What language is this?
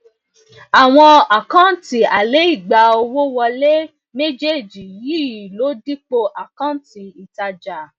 Yoruba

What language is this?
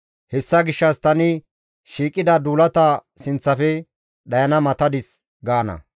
Gamo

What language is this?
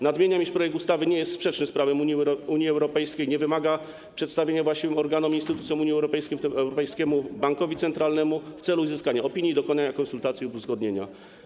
Polish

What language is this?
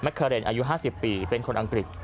Thai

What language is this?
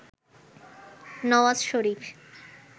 Bangla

